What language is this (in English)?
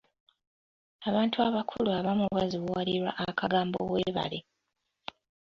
Ganda